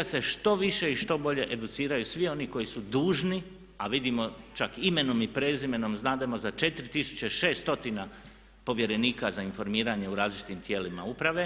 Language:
Croatian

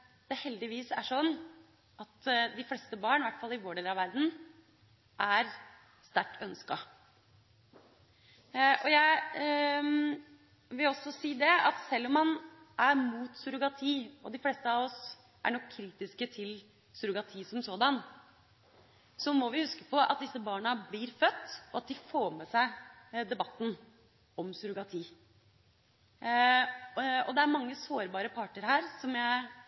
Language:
Norwegian Bokmål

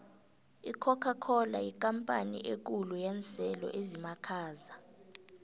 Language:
South Ndebele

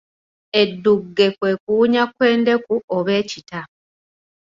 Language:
Ganda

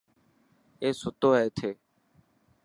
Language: Dhatki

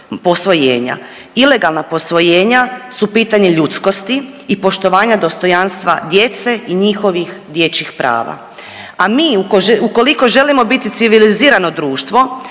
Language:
Croatian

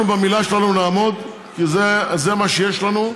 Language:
Hebrew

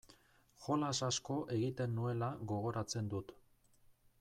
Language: Basque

